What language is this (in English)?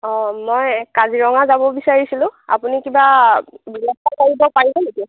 Assamese